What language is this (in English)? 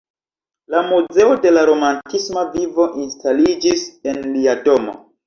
Esperanto